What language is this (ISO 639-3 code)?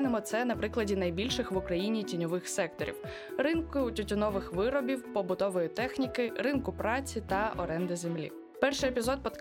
ukr